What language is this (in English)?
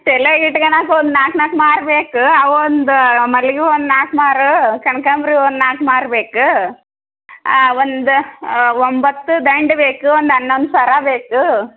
Kannada